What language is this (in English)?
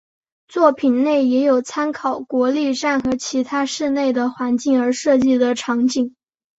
Chinese